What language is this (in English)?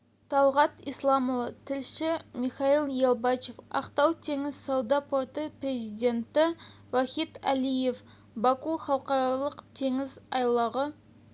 Kazakh